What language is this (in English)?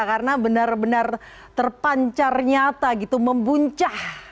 Indonesian